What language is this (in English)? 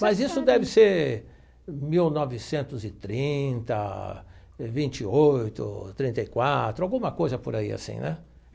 Portuguese